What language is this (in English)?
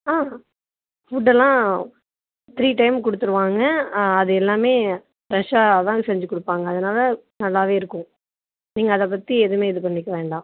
Tamil